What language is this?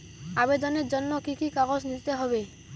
Bangla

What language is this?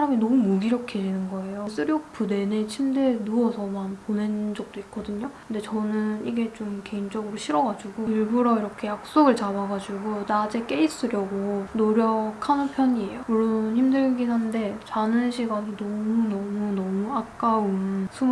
Korean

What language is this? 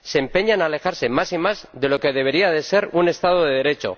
Spanish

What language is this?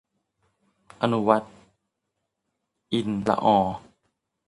Thai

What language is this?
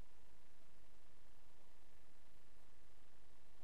Hebrew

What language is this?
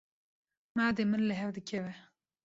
Kurdish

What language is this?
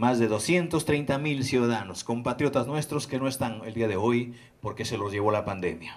Spanish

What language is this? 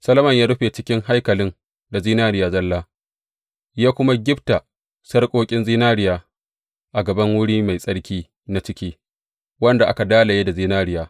Hausa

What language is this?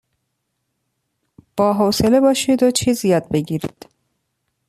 Persian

